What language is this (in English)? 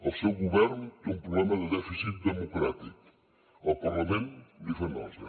Catalan